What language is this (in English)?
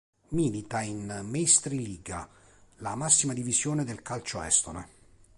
Italian